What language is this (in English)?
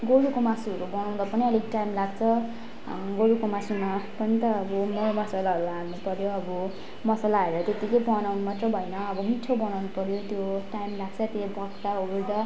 Nepali